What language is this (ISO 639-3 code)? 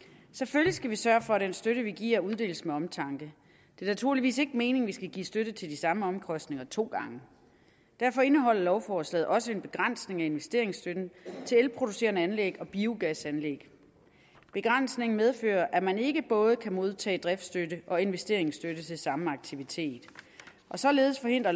dan